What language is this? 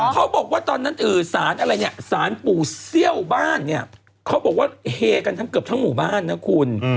Thai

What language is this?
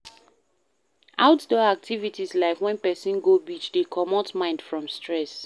Nigerian Pidgin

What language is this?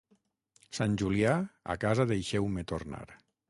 Catalan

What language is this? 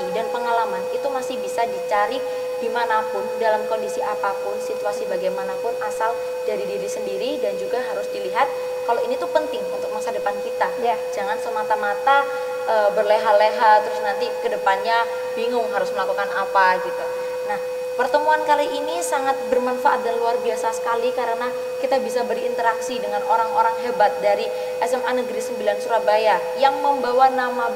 Indonesian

